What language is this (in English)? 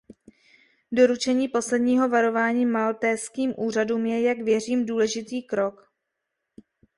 Czech